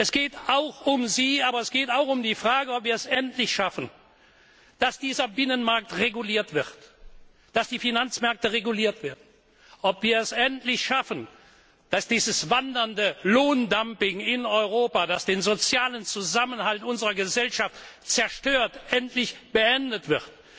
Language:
German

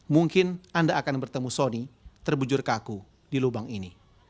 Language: Indonesian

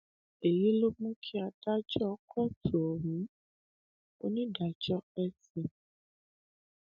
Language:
Yoruba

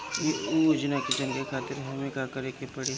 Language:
Bhojpuri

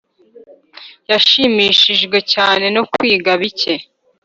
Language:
Kinyarwanda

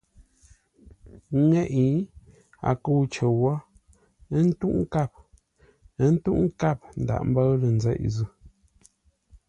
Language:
Ngombale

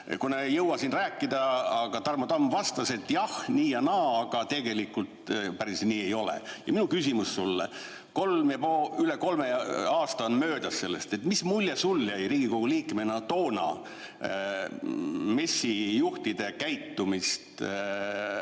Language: Estonian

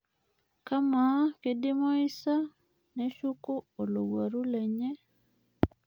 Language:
Masai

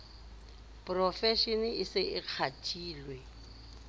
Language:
Southern Sotho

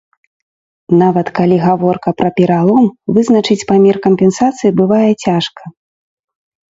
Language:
Belarusian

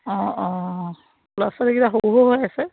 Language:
Assamese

